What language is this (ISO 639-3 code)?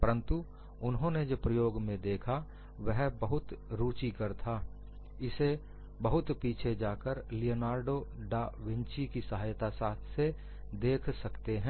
hin